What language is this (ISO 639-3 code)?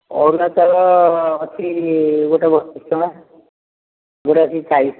ori